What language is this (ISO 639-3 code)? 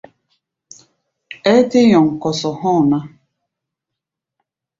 gba